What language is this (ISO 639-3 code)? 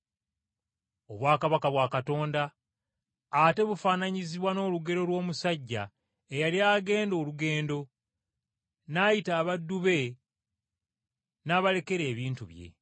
lug